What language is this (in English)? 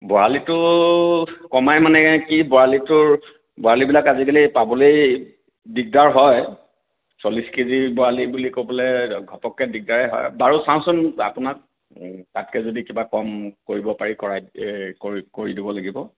Assamese